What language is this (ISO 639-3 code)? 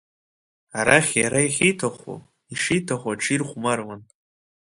abk